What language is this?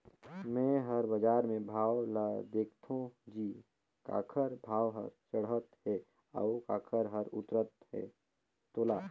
Chhattisgarhi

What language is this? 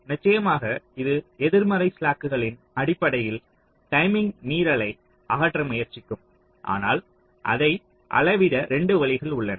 Tamil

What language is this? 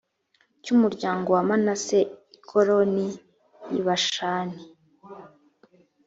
Kinyarwanda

